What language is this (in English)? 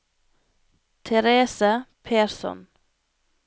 Norwegian